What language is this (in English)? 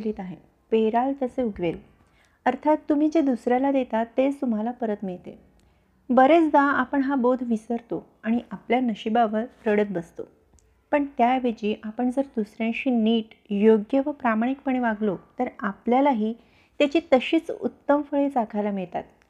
Marathi